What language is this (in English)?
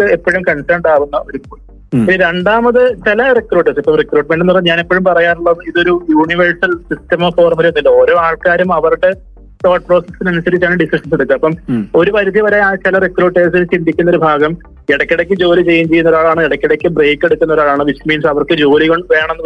Malayalam